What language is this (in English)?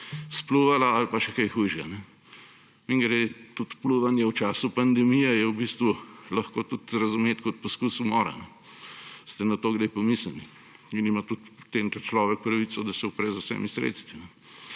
Slovenian